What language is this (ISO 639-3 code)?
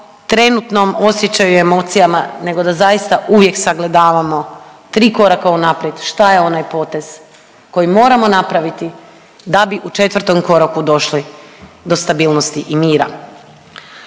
hrv